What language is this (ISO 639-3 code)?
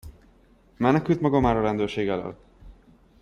hun